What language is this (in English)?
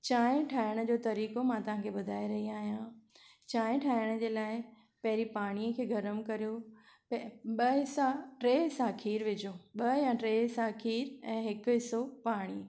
Sindhi